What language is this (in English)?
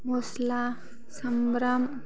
Bodo